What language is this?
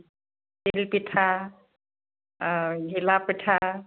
Assamese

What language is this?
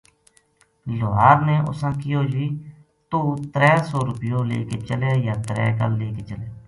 Gujari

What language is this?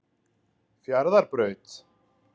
Icelandic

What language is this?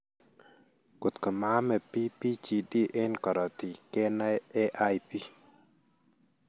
Kalenjin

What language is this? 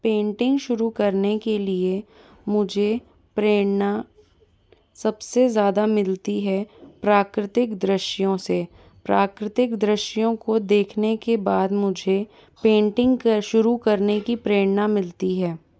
Hindi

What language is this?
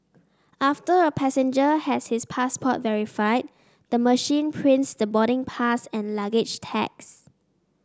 English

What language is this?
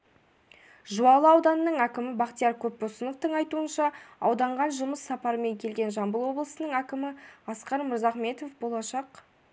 Kazakh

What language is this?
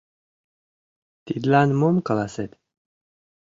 Mari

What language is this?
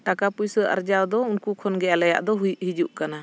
Santali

